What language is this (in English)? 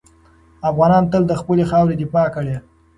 Pashto